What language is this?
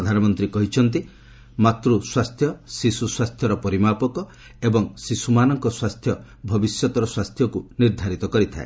Odia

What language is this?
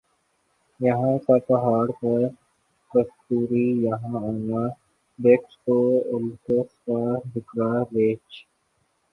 Urdu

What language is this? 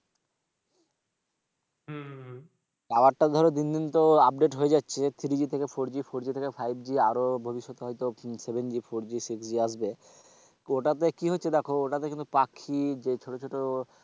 Bangla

